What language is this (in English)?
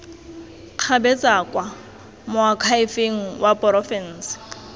Tswana